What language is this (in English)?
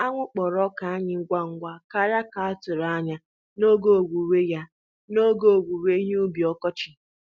Igbo